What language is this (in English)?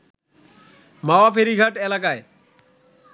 Bangla